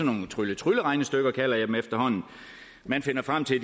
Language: Danish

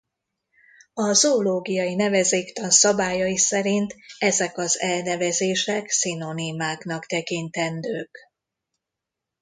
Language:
Hungarian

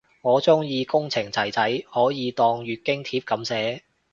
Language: Cantonese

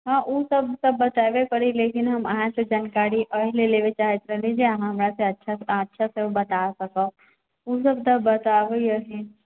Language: Maithili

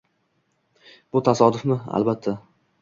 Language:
Uzbek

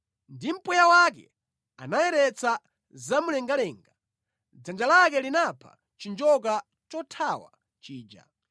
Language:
Nyanja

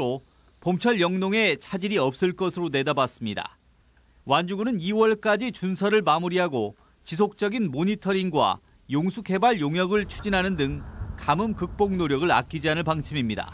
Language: Korean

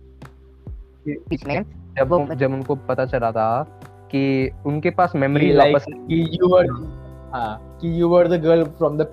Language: Hindi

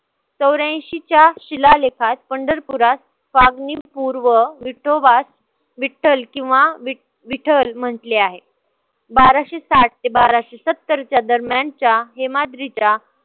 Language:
Marathi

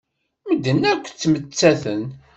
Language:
Kabyle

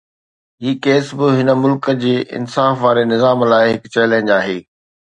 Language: Sindhi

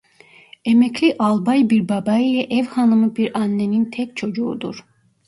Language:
Turkish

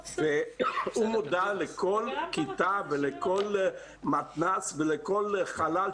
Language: Hebrew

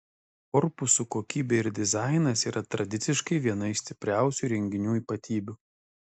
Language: Lithuanian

